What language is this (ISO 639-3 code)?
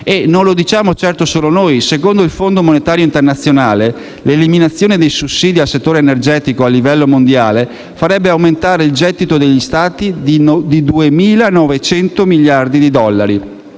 ita